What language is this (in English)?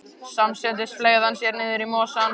Icelandic